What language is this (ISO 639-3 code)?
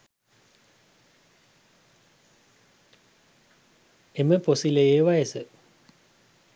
sin